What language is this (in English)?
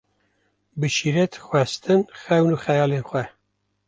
Kurdish